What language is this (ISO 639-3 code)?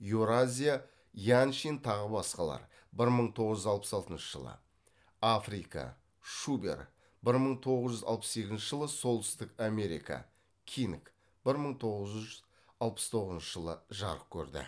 kaz